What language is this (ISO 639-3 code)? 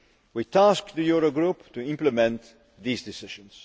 eng